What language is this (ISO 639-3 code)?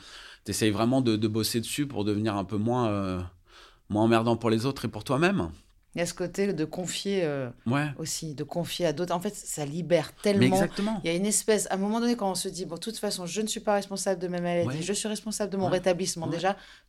fra